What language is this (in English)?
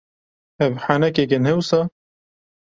Kurdish